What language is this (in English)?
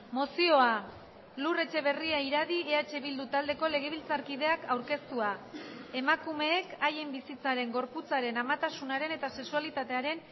Basque